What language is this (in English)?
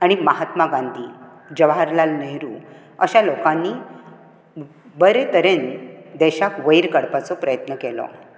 Konkani